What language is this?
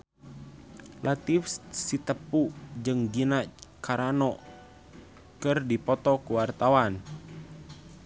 Sundanese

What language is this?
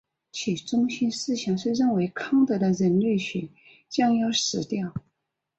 Chinese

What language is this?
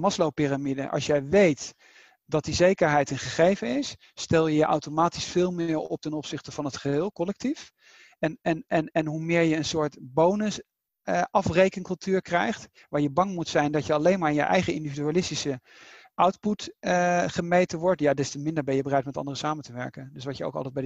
Dutch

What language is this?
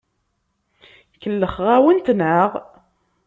Kabyle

